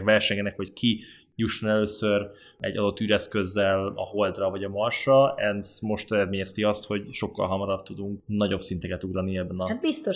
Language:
Hungarian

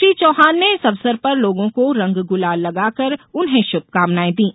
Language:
Hindi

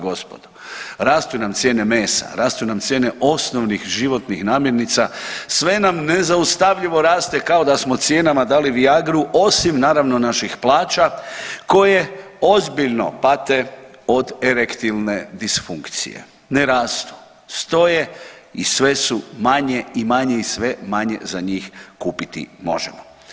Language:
Croatian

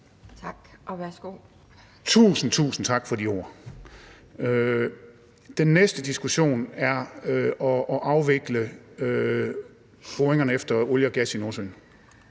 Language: Danish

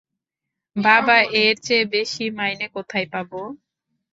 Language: Bangla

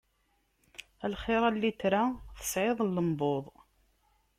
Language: Kabyle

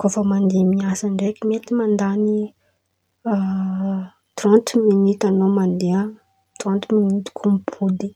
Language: Antankarana Malagasy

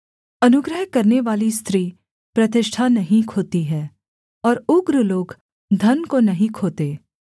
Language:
Hindi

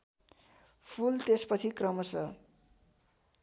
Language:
Nepali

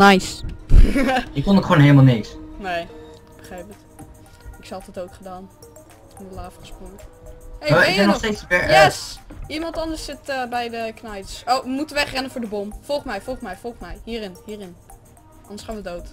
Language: Dutch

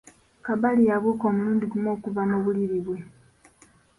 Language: Ganda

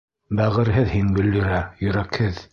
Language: Bashkir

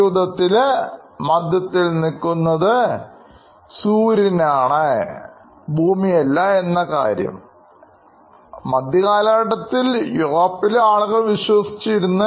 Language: Malayalam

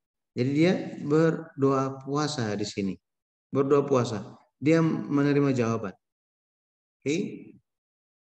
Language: Indonesian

